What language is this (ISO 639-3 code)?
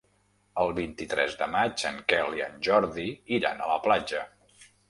cat